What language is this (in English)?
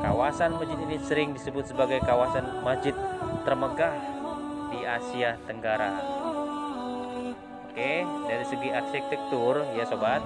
Indonesian